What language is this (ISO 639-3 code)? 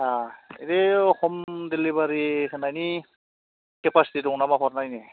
brx